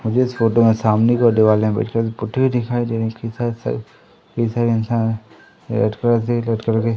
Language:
Hindi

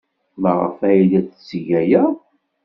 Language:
Kabyle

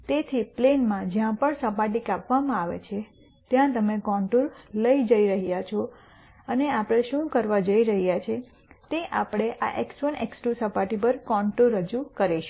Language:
Gujarati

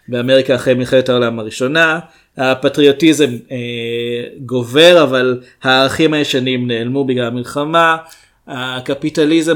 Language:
Hebrew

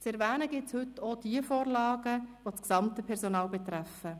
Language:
Swiss German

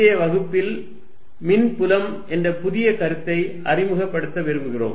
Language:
Tamil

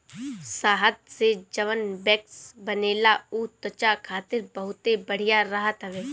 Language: Bhojpuri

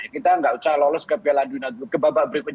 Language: Indonesian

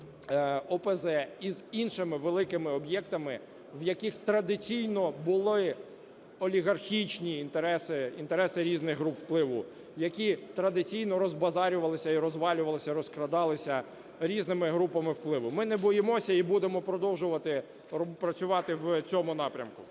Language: Ukrainian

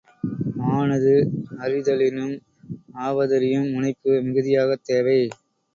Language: Tamil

